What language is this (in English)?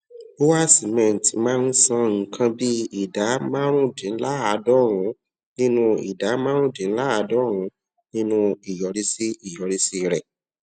Yoruba